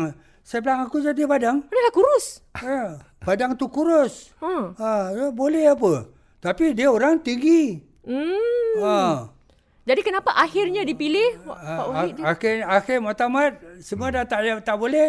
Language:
Malay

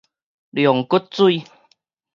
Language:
Min Nan Chinese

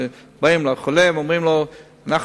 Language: Hebrew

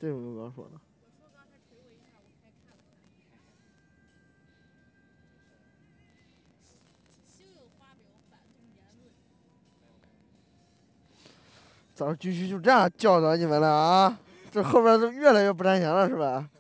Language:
Chinese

